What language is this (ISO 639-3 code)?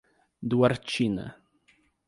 por